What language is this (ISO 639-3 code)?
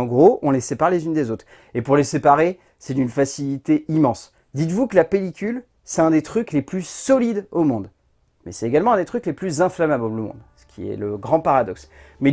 fra